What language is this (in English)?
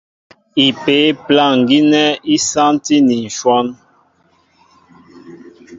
Mbo (Cameroon)